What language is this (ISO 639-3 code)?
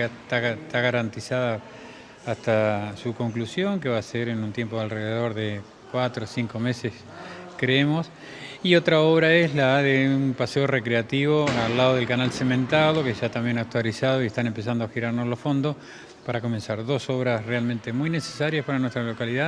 spa